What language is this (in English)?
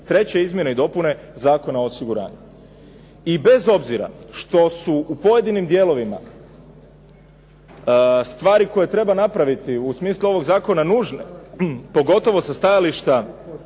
Croatian